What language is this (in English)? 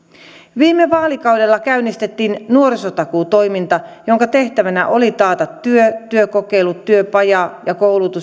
Finnish